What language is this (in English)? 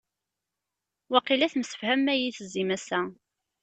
Kabyle